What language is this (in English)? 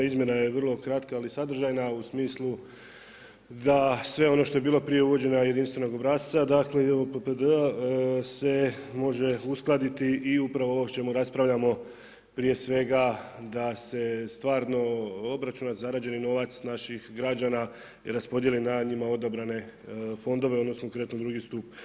Croatian